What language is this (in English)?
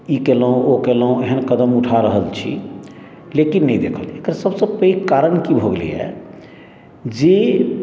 Maithili